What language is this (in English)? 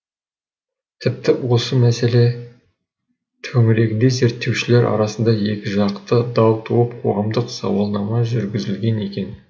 Kazakh